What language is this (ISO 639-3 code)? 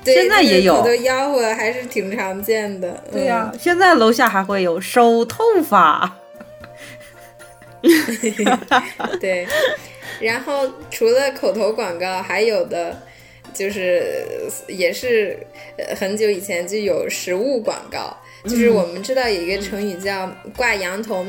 zho